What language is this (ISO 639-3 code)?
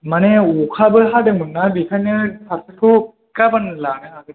brx